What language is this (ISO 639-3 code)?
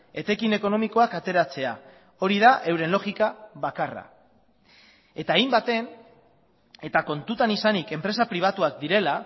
eus